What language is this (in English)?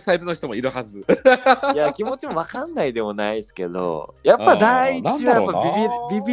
Japanese